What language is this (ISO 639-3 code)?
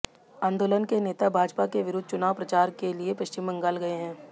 hin